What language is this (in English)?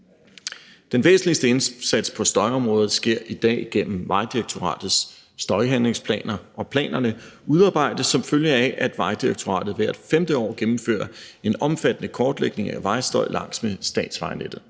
Danish